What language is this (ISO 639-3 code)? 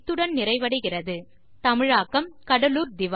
tam